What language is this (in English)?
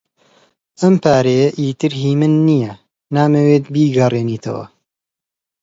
Central Kurdish